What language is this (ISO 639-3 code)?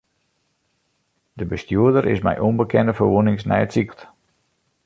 fry